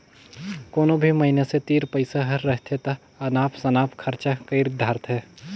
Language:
Chhattisgarhi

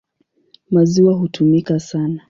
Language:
Swahili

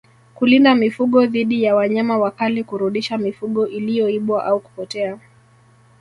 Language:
Swahili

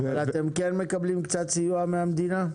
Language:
Hebrew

